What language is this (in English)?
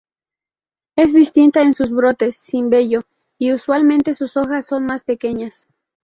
Spanish